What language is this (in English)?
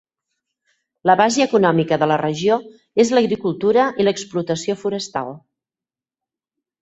Catalan